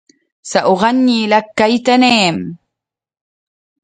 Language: Arabic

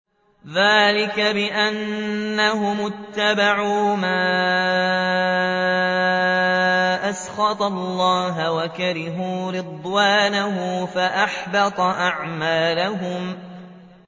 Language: Arabic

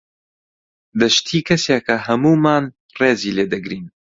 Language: Central Kurdish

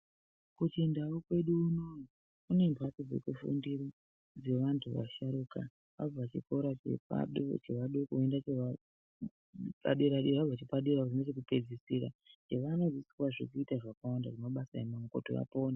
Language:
Ndau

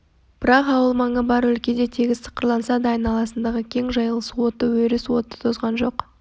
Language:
Kazakh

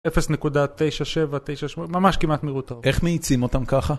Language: Hebrew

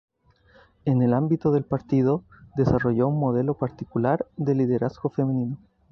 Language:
Spanish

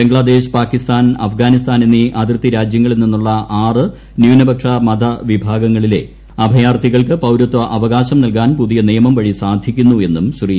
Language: Malayalam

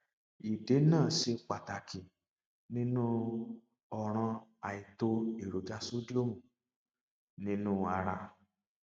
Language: Yoruba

